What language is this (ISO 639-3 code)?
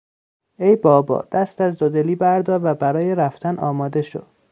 fas